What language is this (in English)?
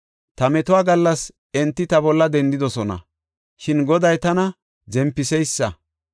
Gofa